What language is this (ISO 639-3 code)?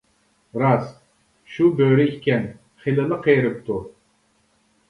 uig